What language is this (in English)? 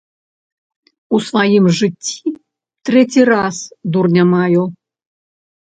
Belarusian